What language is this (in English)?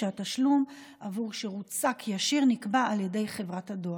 Hebrew